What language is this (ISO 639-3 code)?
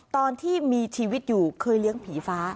tha